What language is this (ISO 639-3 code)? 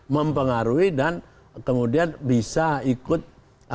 ind